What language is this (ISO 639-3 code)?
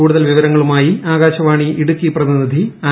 mal